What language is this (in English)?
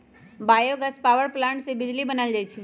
Magahi